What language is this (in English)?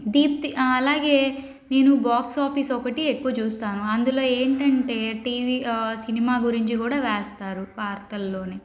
Telugu